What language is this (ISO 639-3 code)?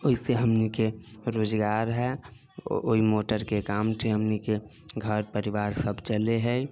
mai